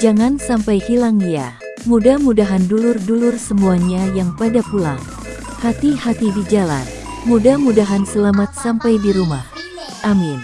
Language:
Indonesian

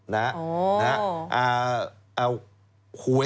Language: Thai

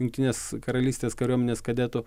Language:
Lithuanian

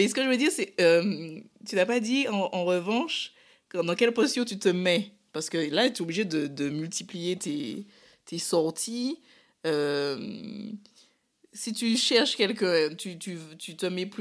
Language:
French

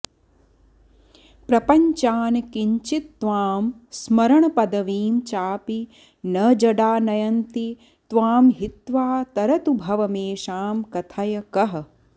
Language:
Sanskrit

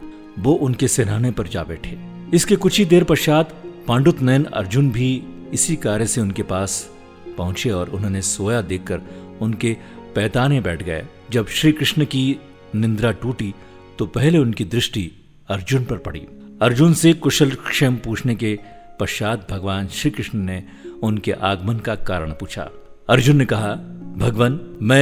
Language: Hindi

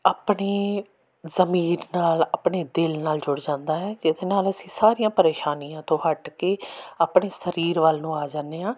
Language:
Punjabi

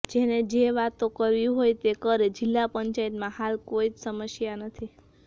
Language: Gujarati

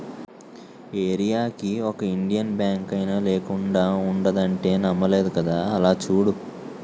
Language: Telugu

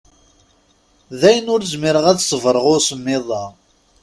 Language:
Kabyle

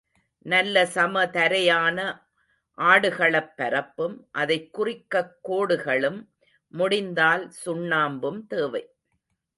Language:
Tamil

